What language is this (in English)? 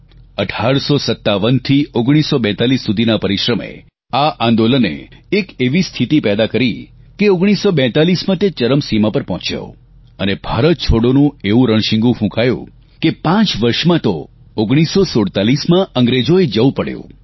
Gujarati